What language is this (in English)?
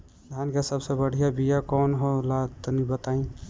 Bhojpuri